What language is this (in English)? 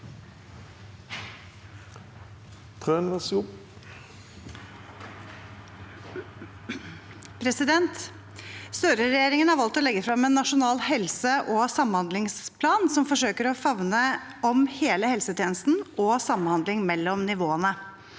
Norwegian